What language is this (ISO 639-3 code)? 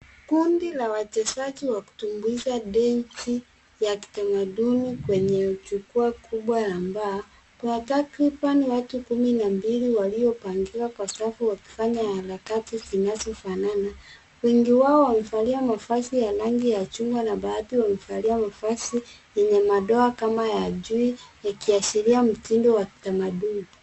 swa